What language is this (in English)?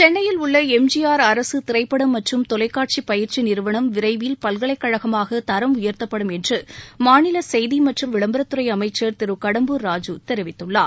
Tamil